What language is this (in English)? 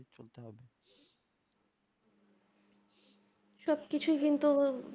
Bangla